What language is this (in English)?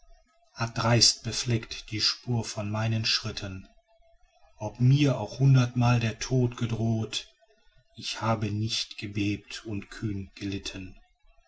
German